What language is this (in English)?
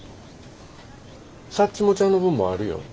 Japanese